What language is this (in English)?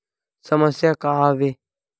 Chhattisgarhi